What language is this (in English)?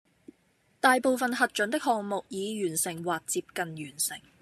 Cantonese